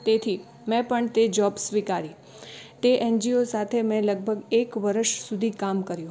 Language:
Gujarati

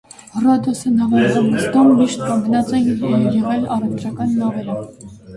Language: Armenian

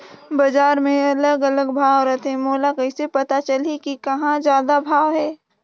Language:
Chhattisgarhi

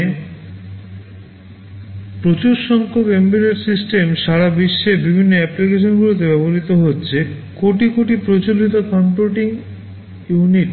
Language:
Bangla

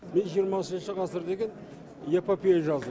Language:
Kazakh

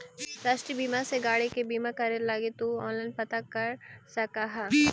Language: Magahi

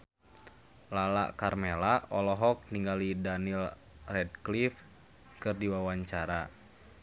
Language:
Sundanese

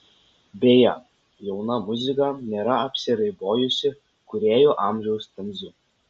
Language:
Lithuanian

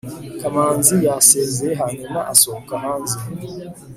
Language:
Kinyarwanda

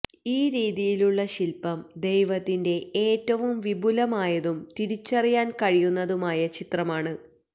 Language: Malayalam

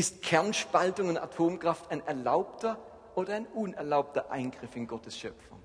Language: German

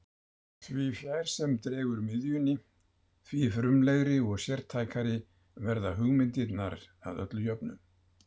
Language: Icelandic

